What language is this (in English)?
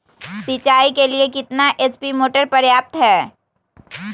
Magahi